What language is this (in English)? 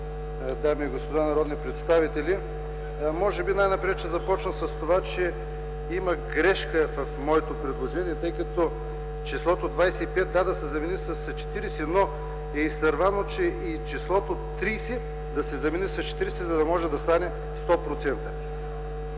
Bulgarian